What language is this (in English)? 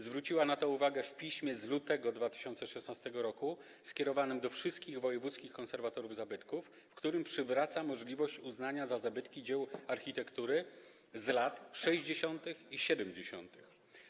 Polish